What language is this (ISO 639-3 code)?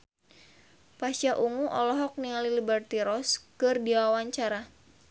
sun